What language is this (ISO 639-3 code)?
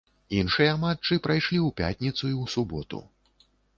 bel